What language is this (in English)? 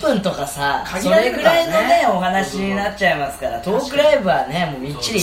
Japanese